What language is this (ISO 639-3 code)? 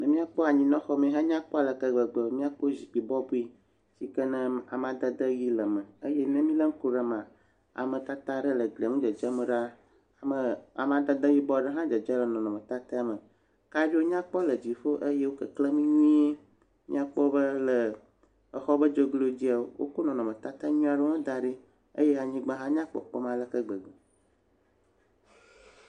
ewe